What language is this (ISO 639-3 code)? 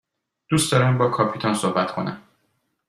fas